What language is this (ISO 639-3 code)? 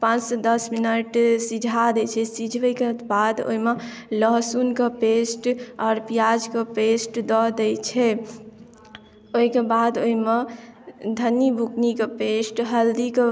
mai